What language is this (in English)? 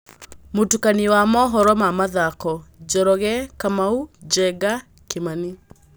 Kikuyu